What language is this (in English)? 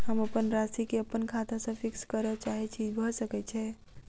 Maithili